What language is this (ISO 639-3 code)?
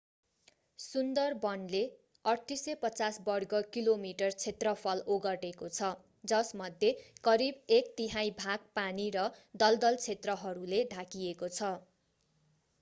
nep